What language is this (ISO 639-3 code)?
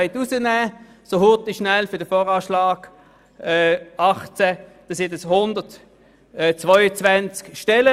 gsw